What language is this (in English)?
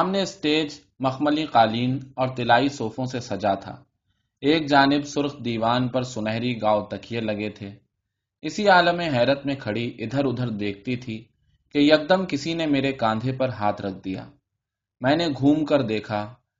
Urdu